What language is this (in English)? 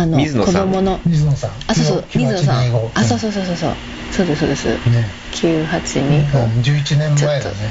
Japanese